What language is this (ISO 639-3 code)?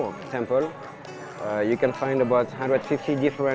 ind